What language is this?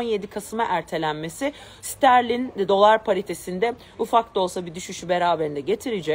Turkish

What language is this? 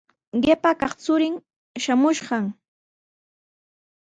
Sihuas Ancash Quechua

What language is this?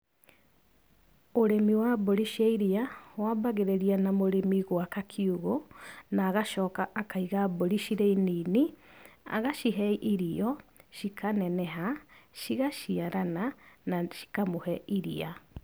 Kikuyu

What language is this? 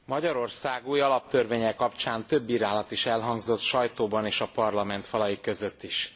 Hungarian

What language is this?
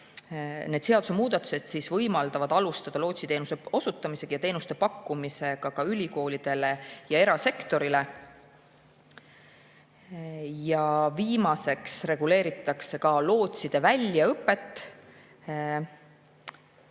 Estonian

